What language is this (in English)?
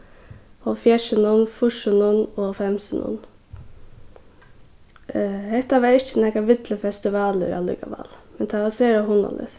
Faroese